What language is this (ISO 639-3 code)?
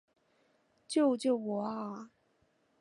zho